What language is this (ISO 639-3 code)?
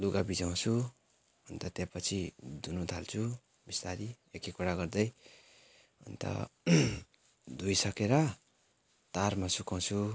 nep